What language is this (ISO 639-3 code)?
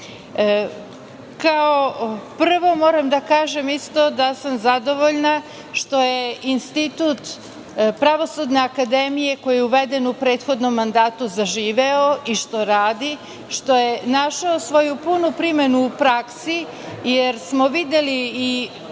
srp